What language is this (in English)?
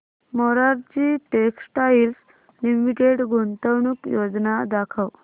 Marathi